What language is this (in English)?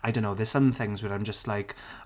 English